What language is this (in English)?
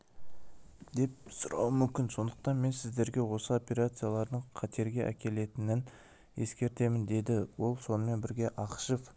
Kazakh